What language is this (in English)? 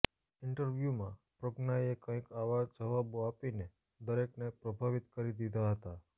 Gujarati